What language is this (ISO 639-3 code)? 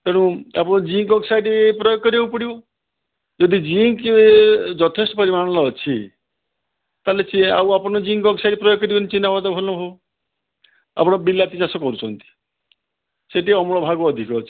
ori